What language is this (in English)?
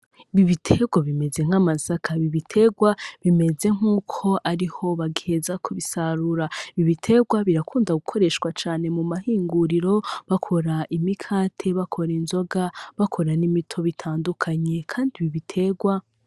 Rundi